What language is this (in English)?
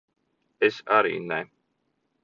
Latvian